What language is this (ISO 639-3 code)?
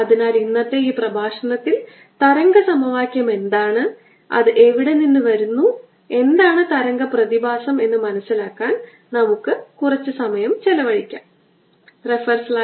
mal